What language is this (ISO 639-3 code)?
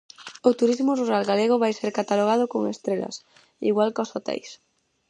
glg